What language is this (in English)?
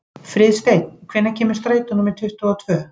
Icelandic